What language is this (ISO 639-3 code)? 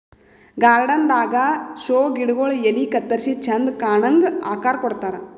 kan